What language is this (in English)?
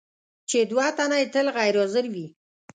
Pashto